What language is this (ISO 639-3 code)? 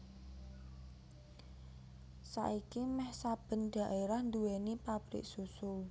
jav